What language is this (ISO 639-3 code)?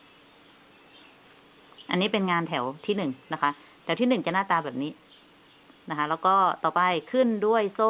tha